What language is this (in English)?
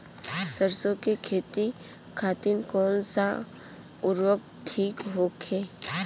Bhojpuri